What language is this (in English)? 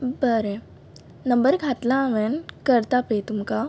Konkani